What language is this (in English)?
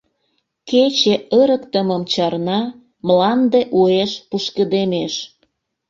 Mari